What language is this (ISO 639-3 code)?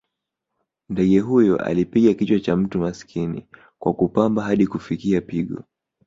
swa